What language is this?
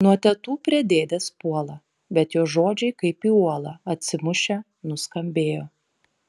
Lithuanian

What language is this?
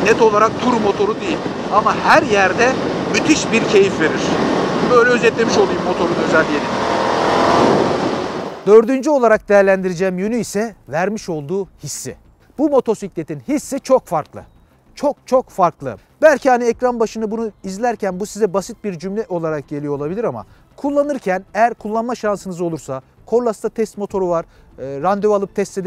Turkish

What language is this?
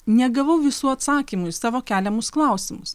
Lithuanian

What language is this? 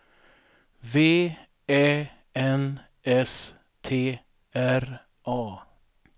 Swedish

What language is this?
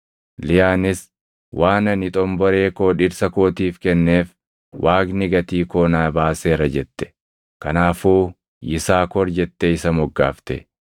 Oromo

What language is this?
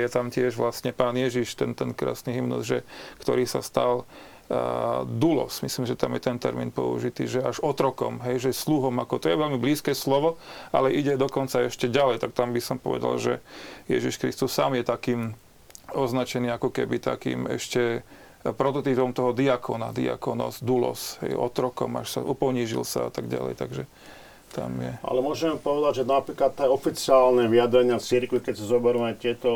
Slovak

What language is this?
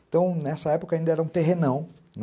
Portuguese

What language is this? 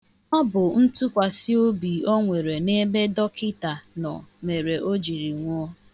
Igbo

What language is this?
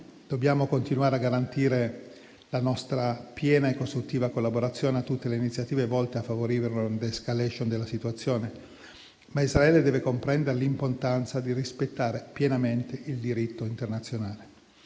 Italian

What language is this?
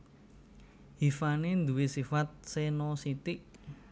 Javanese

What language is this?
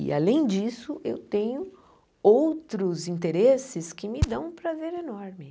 Portuguese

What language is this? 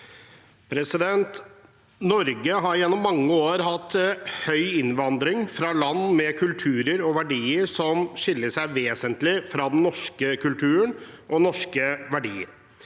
Norwegian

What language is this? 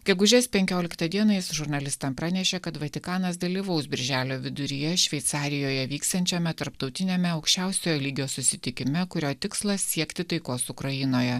Lithuanian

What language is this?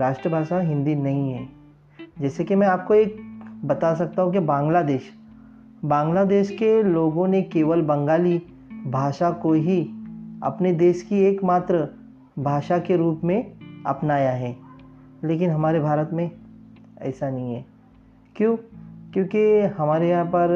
Hindi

